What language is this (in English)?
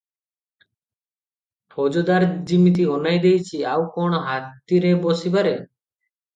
Odia